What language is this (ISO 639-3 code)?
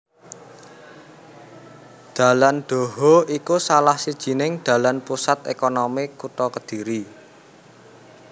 jav